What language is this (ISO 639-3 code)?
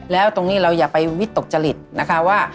tha